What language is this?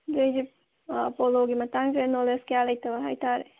Manipuri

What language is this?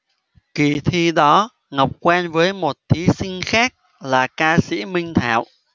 Vietnamese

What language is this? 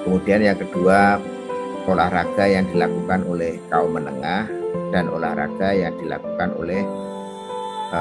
Indonesian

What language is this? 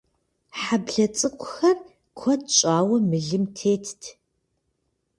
Kabardian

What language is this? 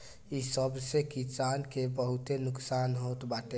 Bhojpuri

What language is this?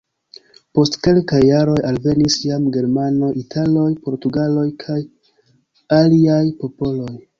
Esperanto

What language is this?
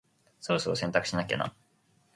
Japanese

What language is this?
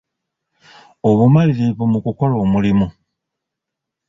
Ganda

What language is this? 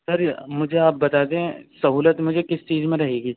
Urdu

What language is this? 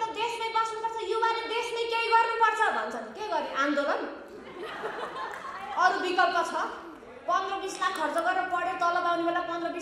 Indonesian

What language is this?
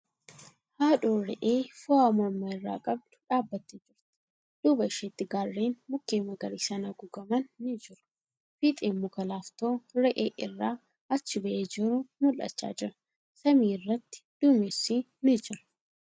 Oromo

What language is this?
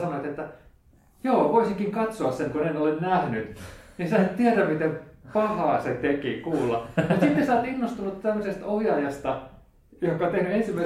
Finnish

